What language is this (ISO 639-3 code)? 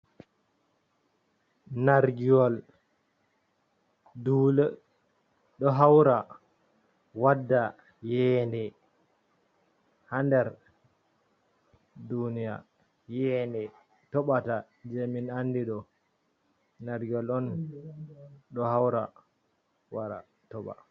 ful